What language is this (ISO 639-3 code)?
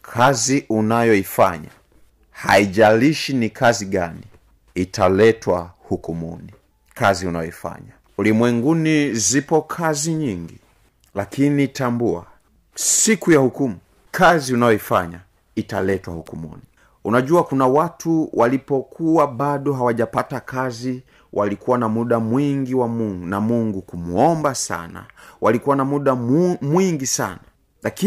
swa